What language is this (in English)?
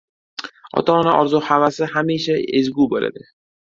Uzbek